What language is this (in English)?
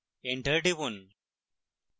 Bangla